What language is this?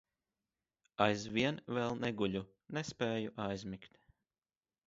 Latvian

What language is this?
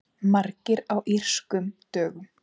Icelandic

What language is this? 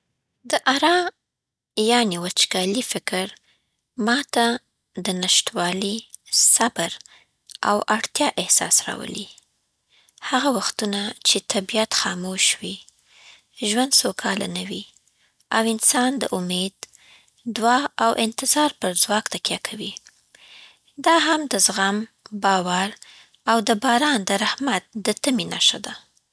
Southern Pashto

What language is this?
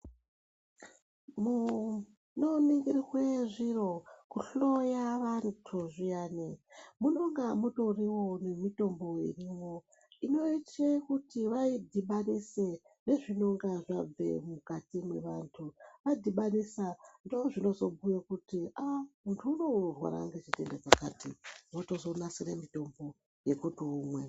Ndau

